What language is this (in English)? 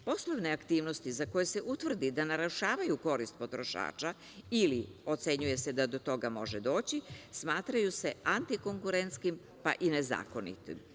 Serbian